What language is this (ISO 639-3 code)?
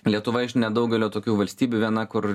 lit